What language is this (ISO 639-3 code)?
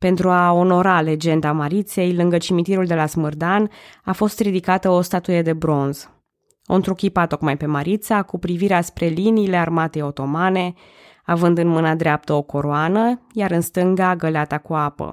ron